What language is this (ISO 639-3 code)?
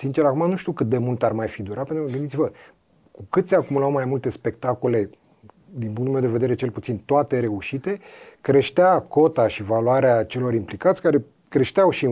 ron